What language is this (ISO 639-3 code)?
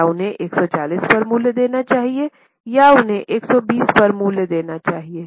hin